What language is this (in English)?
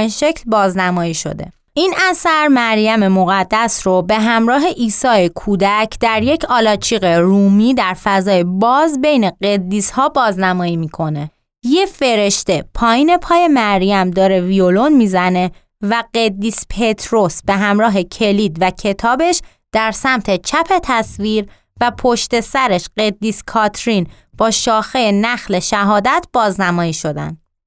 Persian